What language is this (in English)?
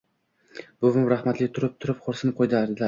Uzbek